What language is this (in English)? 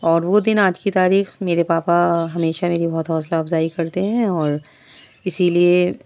Urdu